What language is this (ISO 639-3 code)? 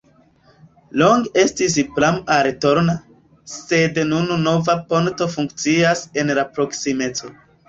epo